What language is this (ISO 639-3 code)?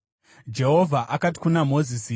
sna